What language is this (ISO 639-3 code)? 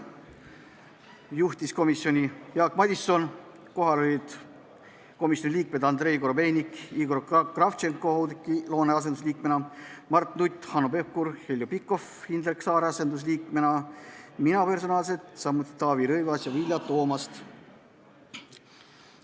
est